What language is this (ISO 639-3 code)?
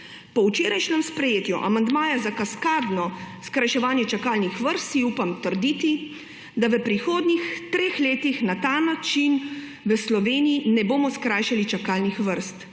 slv